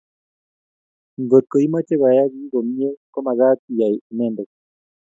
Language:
Kalenjin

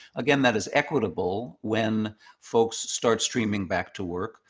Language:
English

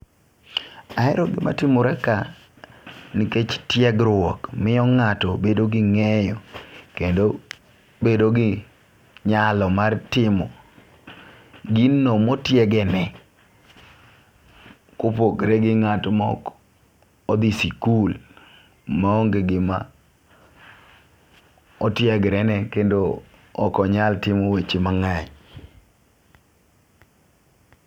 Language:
Luo (Kenya and Tanzania)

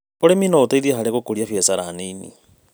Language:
Kikuyu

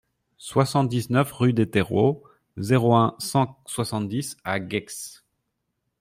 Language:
French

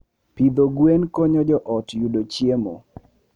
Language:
Luo (Kenya and Tanzania)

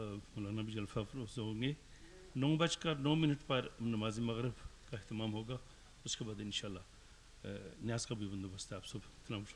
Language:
Arabic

